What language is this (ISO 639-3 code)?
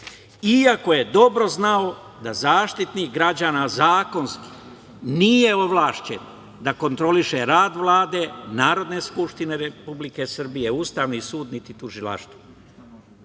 srp